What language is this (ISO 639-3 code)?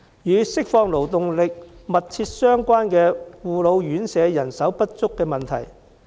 yue